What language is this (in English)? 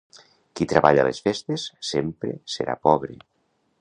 Catalan